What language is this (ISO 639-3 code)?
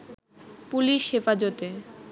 ben